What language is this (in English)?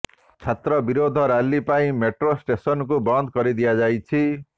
Odia